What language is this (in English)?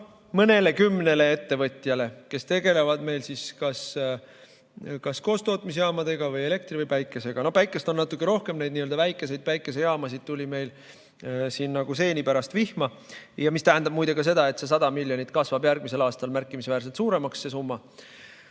Estonian